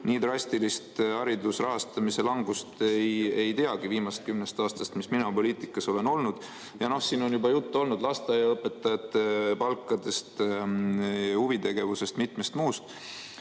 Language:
Estonian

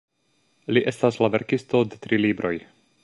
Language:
Esperanto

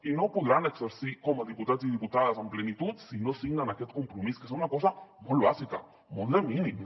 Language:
Catalan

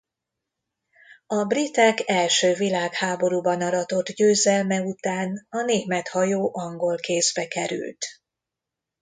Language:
Hungarian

